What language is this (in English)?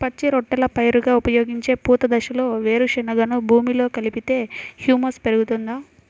Telugu